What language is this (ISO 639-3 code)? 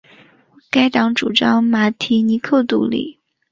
zho